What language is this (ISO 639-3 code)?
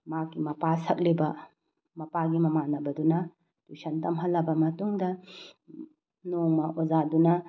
mni